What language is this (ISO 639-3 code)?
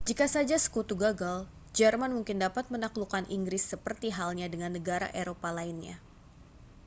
ind